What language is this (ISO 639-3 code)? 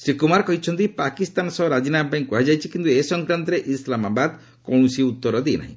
ori